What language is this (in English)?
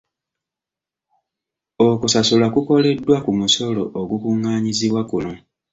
Ganda